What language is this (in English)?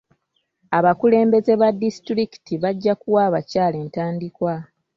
Ganda